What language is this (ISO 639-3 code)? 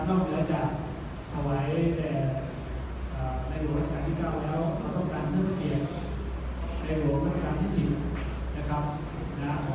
tha